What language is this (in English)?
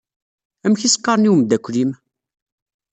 Kabyle